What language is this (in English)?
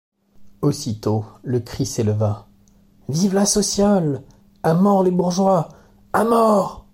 French